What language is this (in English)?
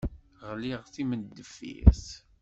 Kabyle